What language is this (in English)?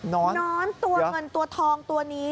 Thai